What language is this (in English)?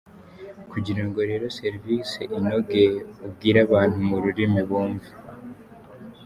Kinyarwanda